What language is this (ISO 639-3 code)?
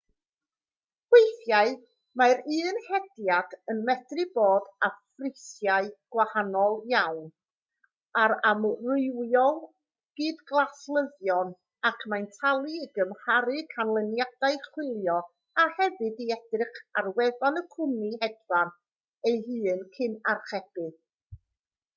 cym